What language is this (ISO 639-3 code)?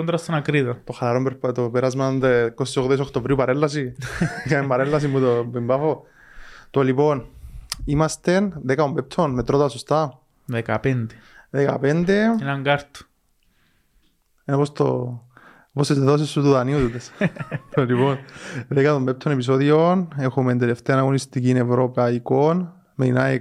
ell